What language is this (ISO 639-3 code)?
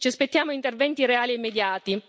ita